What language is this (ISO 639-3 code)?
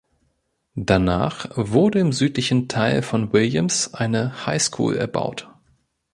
deu